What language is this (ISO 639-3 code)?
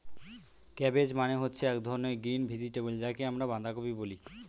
ben